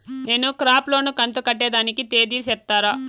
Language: Telugu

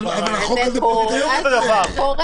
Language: Hebrew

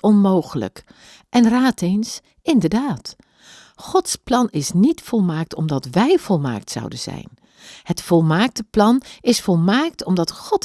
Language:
Dutch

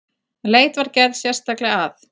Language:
Icelandic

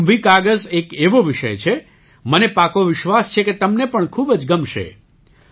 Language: Gujarati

